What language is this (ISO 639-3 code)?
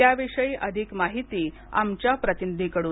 mar